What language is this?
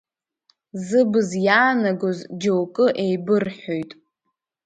Abkhazian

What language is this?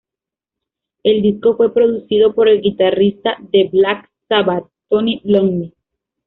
Spanish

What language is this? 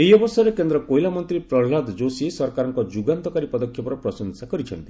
Odia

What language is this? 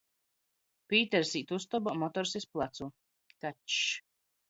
Latgalian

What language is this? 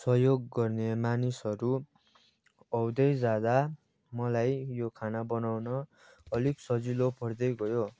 Nepali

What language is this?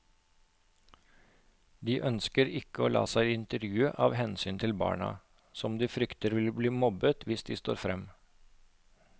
Norwegian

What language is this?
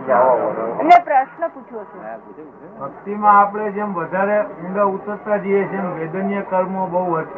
Gujarati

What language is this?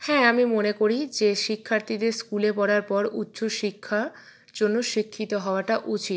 Bangla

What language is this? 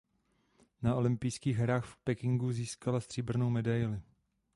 Czech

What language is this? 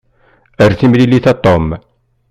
Kabyle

